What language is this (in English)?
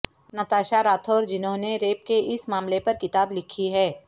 Urdu